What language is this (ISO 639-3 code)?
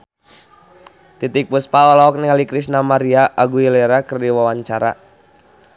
sun